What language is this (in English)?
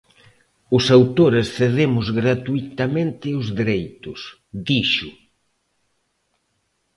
Galician